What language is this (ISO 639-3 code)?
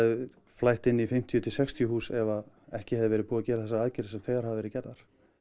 isl